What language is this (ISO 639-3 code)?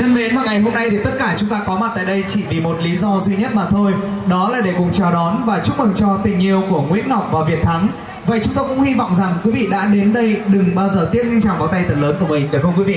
vie